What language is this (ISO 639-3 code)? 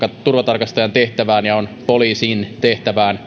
fin